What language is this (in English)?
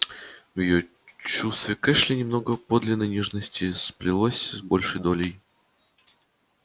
Russian